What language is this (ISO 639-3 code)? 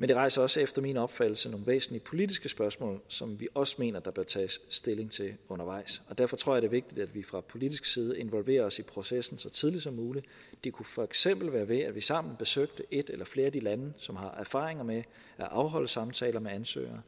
dan